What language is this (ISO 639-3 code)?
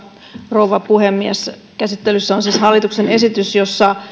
fin